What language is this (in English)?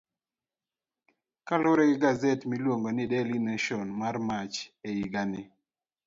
Luo (Kenya and Tanzania)